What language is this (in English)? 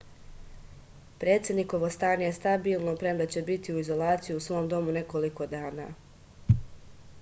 Serbian